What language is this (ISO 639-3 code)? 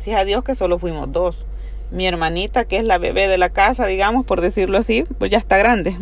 spa